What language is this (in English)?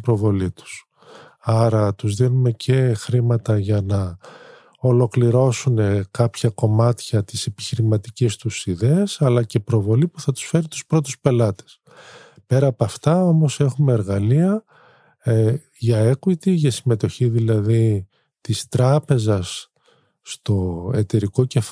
Greek